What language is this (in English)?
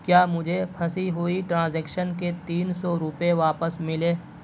Urdu